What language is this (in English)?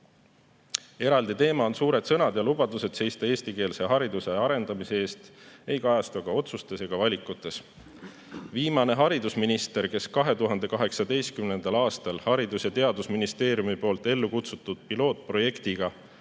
Estonian